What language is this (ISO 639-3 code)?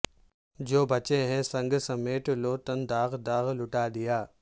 urd